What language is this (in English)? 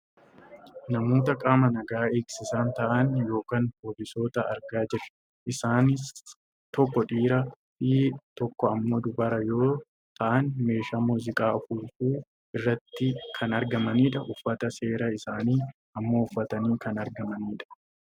Oromo